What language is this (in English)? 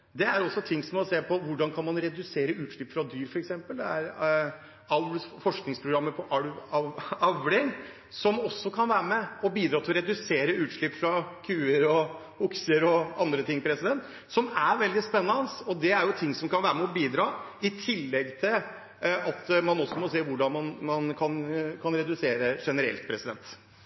Norwegian Bokmål